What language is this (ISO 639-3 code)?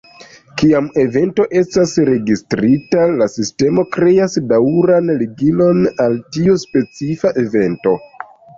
epo